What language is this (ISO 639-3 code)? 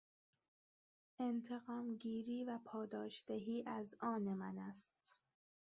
fas